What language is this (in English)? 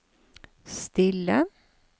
Norwegian